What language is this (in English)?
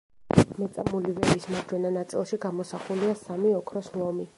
Georgian